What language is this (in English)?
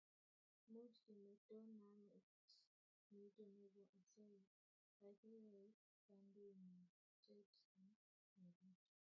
Kalenjin